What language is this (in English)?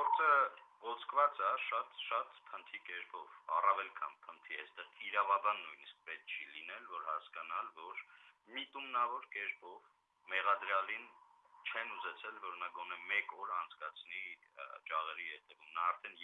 Armenian